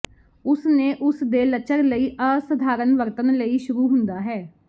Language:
Punjabi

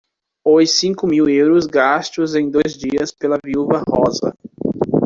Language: Portuguese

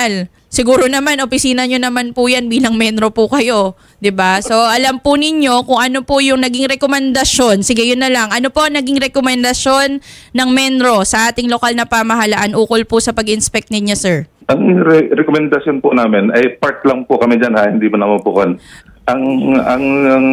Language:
Filipino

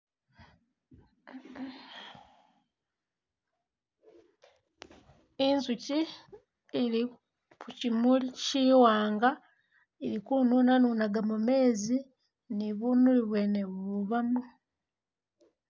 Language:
Masaaba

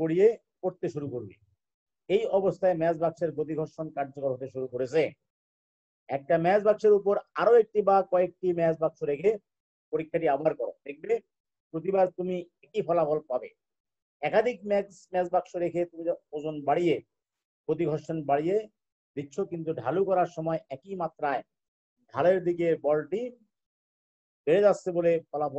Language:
Hindi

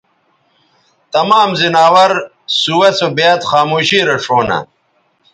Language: Bateri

